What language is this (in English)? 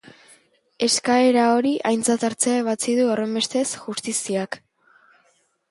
Basque